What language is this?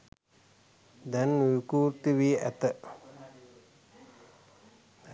Sinhala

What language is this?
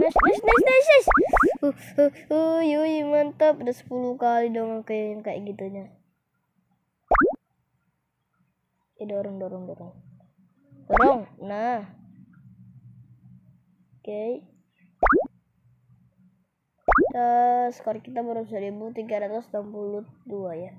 Indonesian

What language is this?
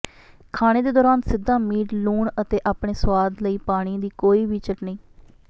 Punjabi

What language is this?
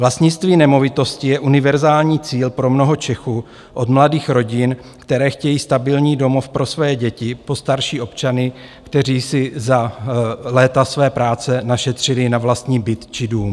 Czech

